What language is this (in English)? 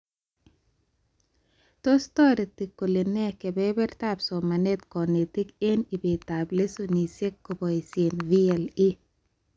Kalenjin